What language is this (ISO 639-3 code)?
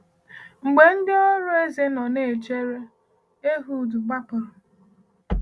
ibo